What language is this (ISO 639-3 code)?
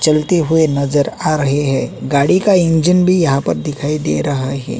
hin